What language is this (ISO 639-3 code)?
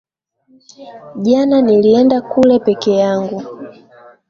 swa